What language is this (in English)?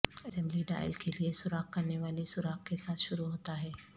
Urdu